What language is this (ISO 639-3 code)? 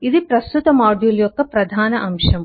tel